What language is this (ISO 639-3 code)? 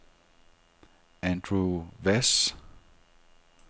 dan